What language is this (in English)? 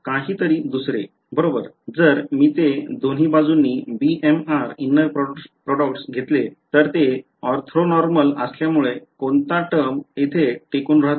Marathi